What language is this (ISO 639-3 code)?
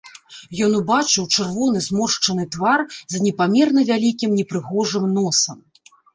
bel